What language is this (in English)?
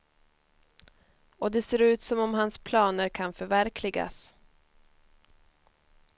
Swedish